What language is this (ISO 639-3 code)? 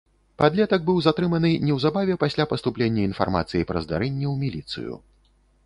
bel